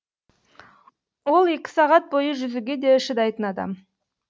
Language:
Kazakh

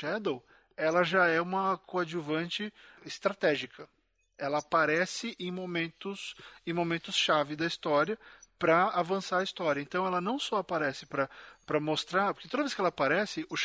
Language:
Portuguese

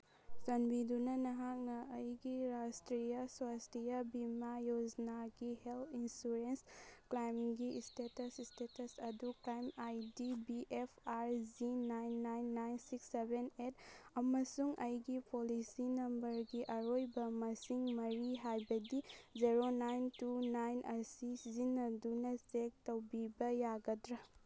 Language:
Manipuri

